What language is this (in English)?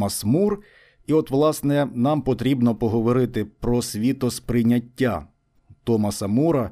Ukrainian